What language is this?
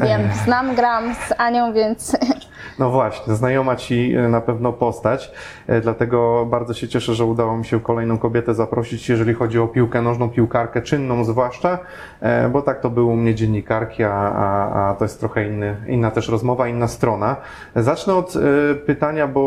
Polish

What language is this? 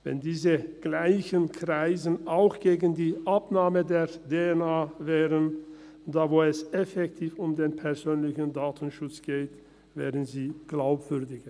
Swiss German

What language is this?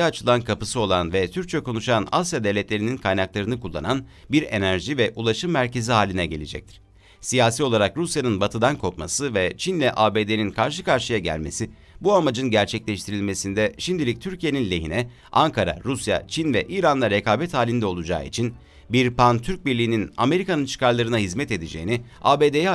Turkish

